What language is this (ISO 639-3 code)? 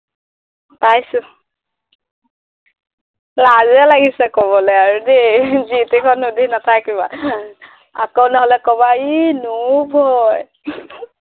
asm